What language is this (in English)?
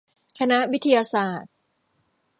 Thai